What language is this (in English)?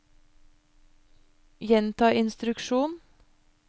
Norwegian